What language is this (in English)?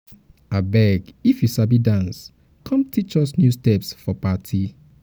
Nigerian Pidgin